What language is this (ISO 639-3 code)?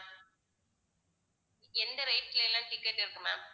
tam